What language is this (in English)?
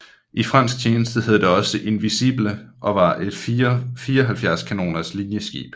Danish